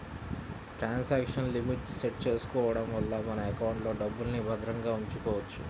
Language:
Telugu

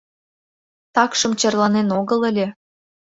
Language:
Mari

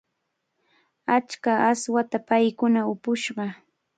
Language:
Cajatambo North Lima Quechua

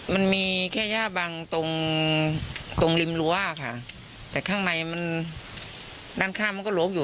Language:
Thai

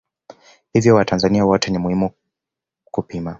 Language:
Swahili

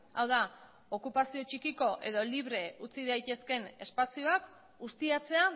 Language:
Basque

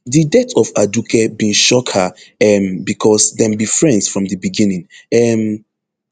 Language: Nigerian Pidgin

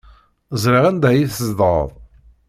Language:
Kabyle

